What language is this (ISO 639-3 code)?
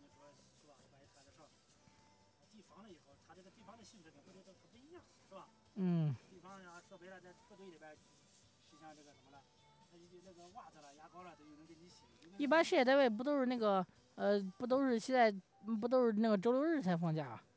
zho